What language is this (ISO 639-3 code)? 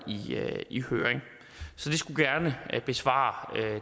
dan